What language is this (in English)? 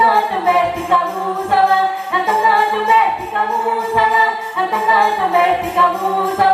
Indonesian